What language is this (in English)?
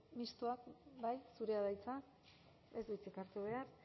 Basque